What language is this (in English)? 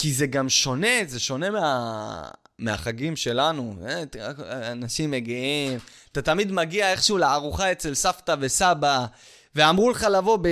Hebrew